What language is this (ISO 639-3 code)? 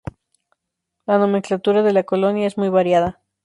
spa